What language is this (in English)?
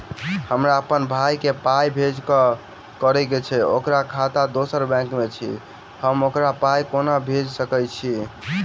Maithili